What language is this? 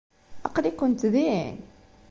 Kabyle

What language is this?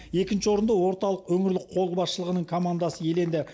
Kazakh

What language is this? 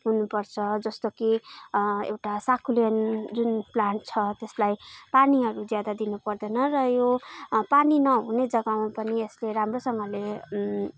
Nepali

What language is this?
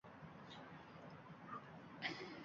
Uzbek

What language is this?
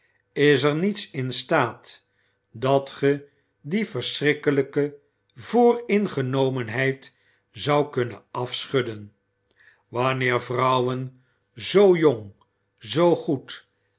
Dutch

